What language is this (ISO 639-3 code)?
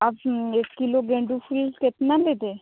hin